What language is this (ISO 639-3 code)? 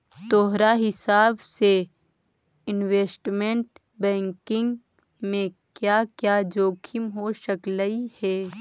mag